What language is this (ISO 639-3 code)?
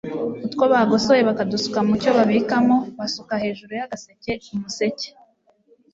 kin